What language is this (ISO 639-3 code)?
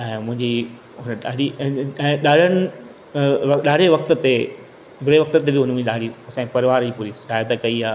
snd